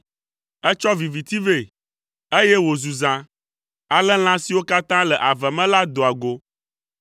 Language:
Ewe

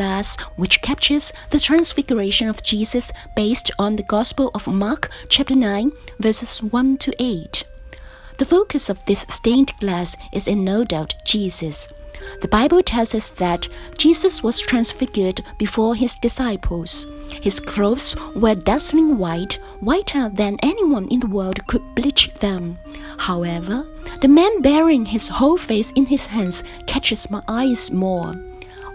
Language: English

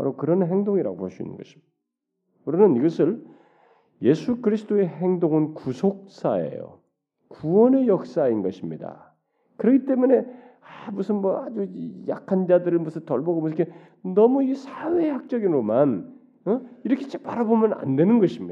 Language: Korean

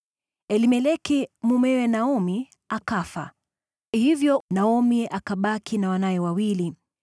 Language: Swahili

